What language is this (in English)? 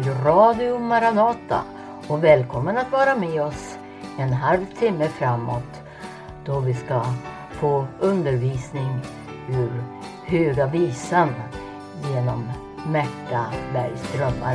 Swedish